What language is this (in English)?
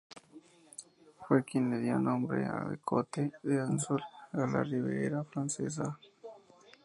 Spanish